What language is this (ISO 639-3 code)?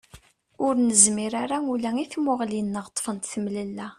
kab